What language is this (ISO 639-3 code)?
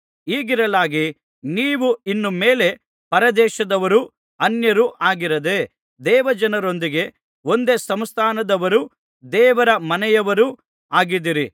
kan